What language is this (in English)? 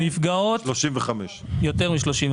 Hebrew